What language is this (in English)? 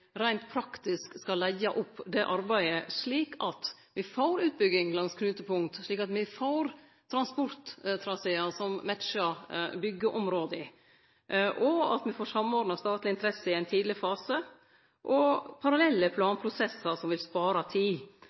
Norwegian Nynorsk